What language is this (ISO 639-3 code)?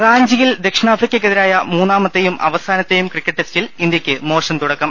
mal